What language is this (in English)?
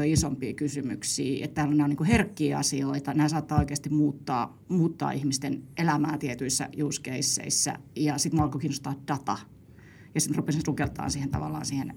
Finnish